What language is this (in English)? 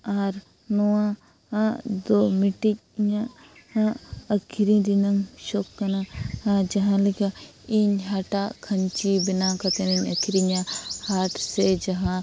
Santali